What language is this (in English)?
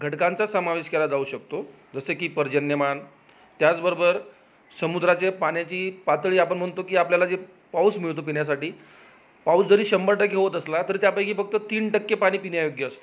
Marathi